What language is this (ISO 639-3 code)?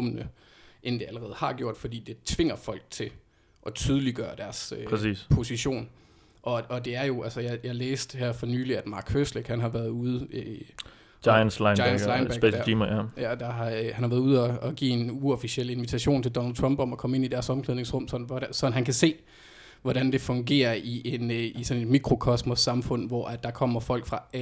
dan